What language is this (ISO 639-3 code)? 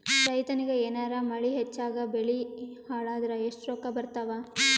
kan